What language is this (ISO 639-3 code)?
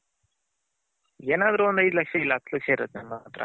kan